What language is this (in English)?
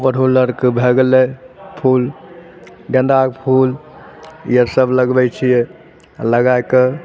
Maithili